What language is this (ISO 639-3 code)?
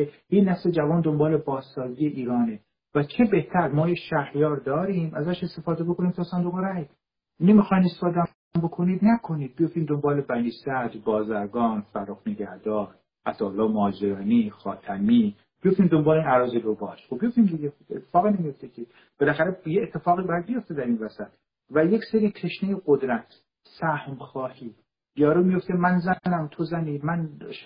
fas